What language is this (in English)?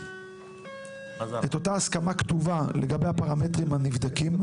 Hebrew